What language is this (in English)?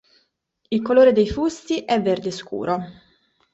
Italian